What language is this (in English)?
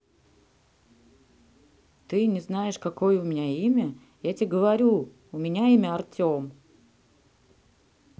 Russian